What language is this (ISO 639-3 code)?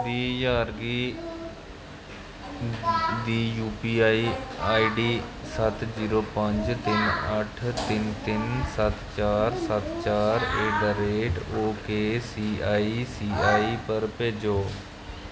doi